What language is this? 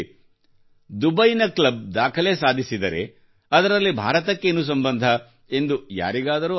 Kannada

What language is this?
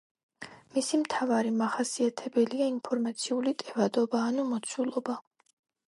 Georgian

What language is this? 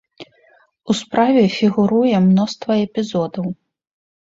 Belarusian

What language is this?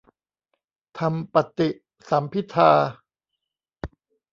Thai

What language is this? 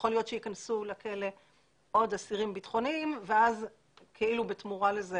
Hebrew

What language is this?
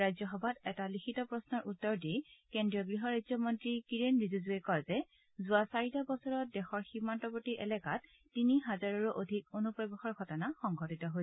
Assamese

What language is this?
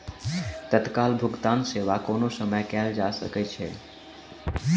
Maithili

